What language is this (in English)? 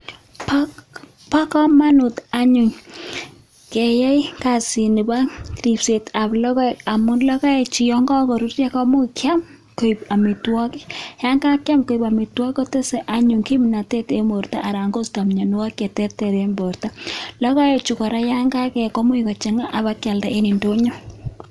Kalenjin